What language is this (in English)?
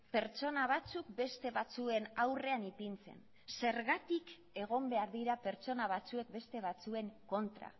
Basque